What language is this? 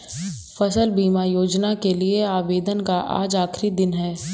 Hindi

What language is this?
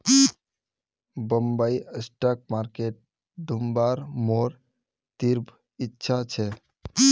Magahi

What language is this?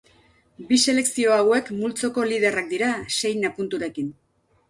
Basque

